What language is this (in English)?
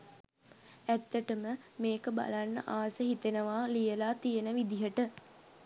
Sinhala